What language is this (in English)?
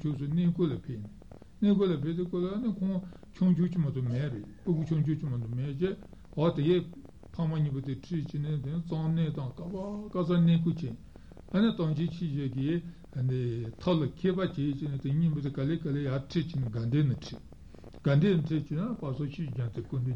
Italian